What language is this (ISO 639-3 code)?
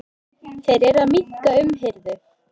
isl